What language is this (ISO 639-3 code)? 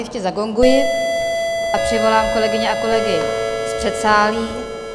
ces